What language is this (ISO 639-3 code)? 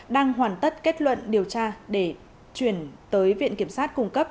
vie